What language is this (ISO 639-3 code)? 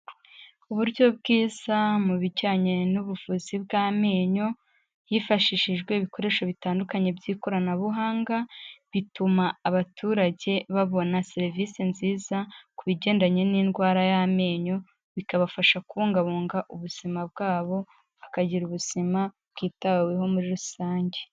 kin